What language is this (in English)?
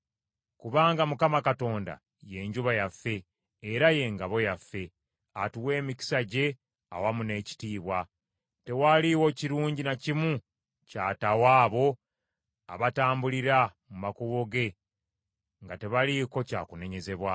Ganda